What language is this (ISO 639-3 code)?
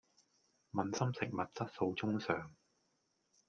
yue